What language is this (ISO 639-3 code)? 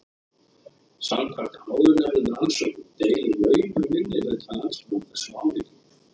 isl